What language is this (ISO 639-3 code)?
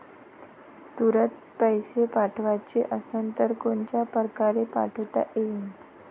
mar